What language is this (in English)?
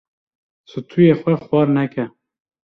Kurdish